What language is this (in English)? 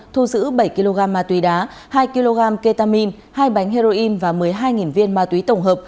Vietnamese